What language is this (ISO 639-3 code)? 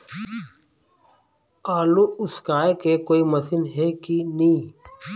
hne